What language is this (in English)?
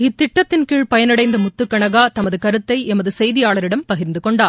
Tamil